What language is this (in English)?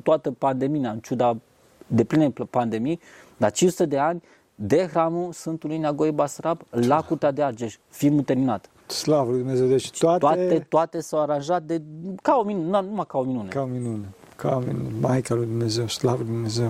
Romanian